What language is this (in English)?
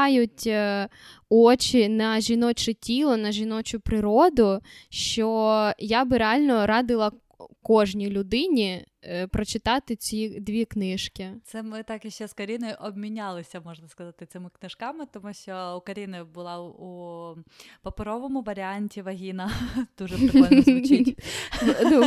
Ukrainian